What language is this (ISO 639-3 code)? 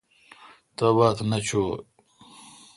xka